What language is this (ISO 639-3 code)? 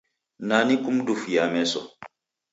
dav